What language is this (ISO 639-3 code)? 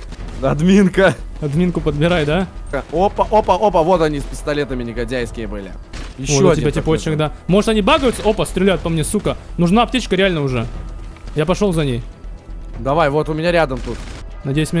rus